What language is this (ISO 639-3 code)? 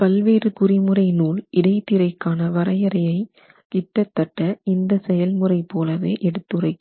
tam